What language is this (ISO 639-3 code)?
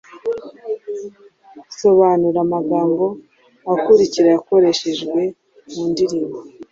kin